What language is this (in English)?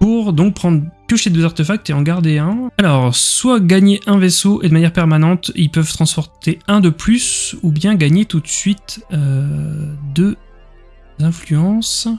French